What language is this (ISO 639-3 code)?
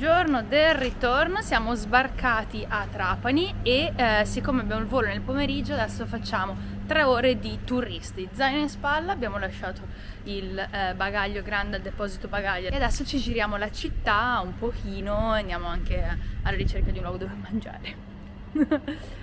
ita